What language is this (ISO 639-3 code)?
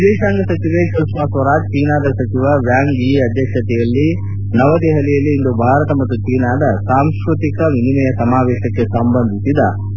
kan